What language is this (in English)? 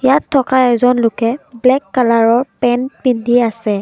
Assamese